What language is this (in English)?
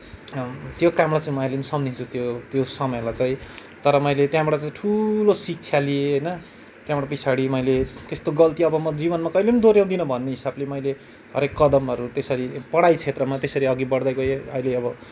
Nepali